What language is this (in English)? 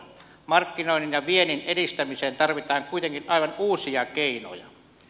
Finnish